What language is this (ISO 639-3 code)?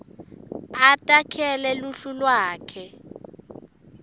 ssw